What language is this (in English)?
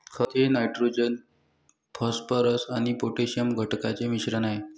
Marathi